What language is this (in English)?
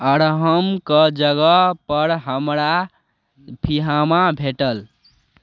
Maithili